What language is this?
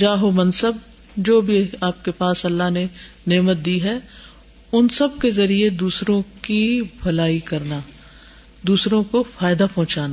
Urdu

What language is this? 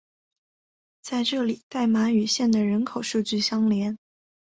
Chinese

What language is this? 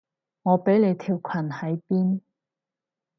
Cantonese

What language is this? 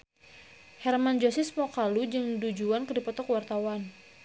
Sundanese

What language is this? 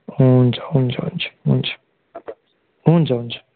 Nepali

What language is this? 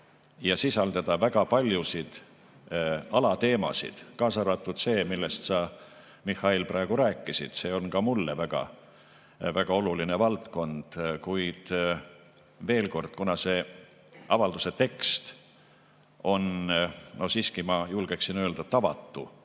Estonian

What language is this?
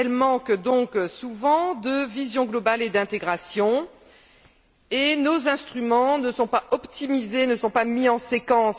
French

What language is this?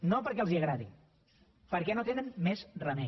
Catalan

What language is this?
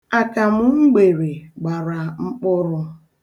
Igbo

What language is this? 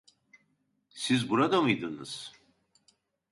Turkish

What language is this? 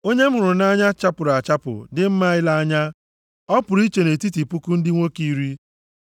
Igbo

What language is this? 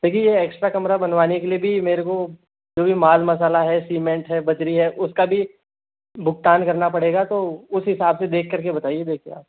Hindi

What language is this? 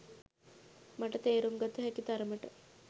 Sinhala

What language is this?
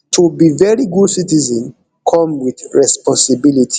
Nigerian Pidgin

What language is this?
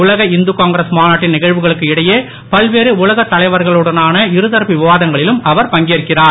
Tamil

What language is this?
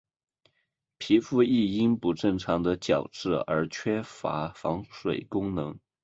Chinese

